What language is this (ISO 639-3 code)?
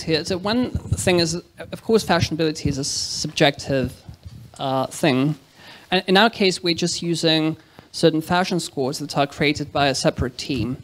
eng